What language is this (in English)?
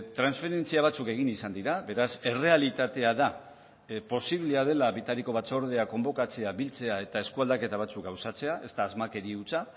Basque